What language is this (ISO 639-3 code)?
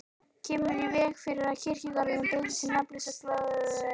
isl